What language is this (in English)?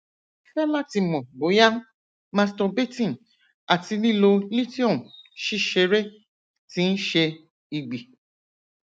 Yoruba